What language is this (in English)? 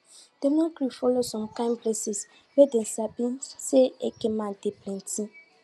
Nigerian Pidgin